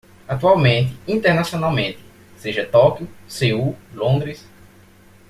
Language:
Portuguese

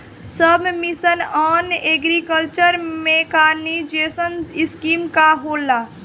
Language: Bhojpuri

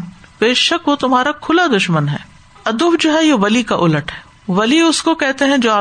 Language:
Urdu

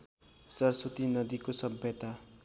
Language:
Nepali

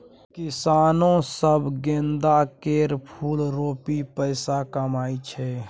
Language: Maithili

